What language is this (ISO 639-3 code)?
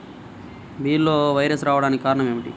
tel